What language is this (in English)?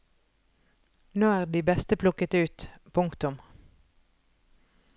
Norwegian